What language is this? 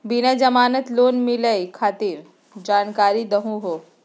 Magahi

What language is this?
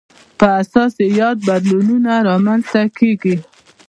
Pashto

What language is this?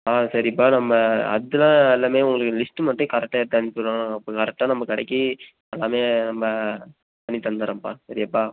Tamil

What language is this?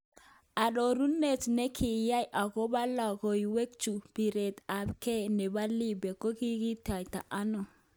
Kalenjin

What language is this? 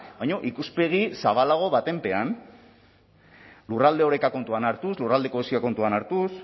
Basque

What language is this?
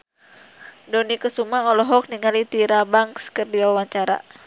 Sundanese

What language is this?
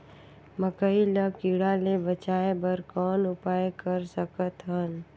Chhattisgarhi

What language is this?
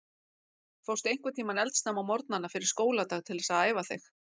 Icelandic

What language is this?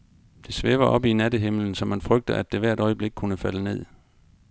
Danish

